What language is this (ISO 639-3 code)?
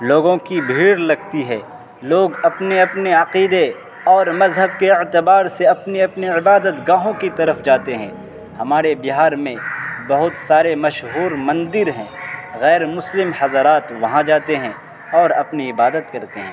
urd